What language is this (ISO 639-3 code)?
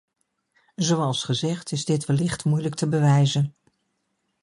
nld